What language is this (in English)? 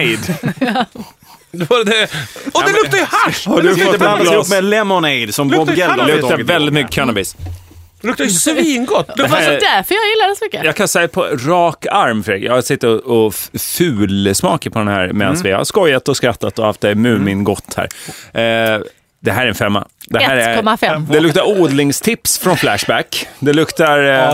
Swedish